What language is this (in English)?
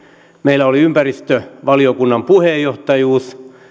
Finnish